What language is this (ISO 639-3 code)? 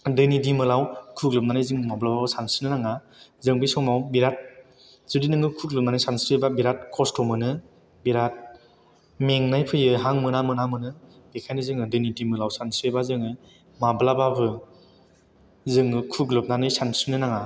brx